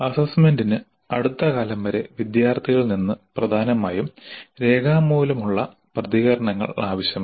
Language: Malayalam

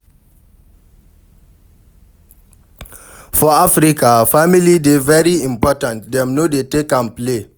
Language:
Nigerian Pidgin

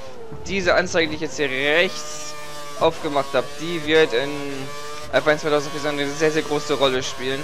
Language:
German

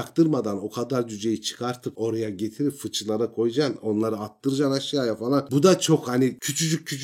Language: Turkish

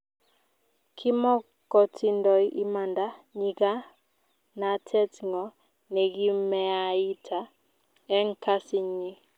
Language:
Kalenjin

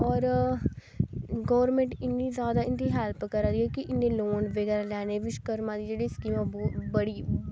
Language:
Dogri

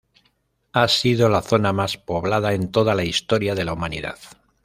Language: Spanish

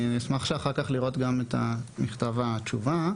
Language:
Hebrew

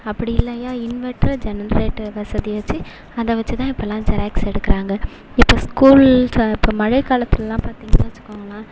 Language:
Tamil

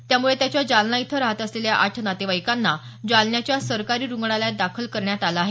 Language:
Marathi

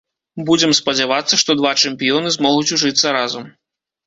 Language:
Belarusian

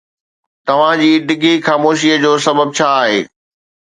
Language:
Sindhi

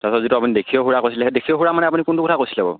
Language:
Assamese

